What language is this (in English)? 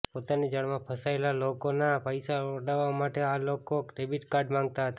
Gujarati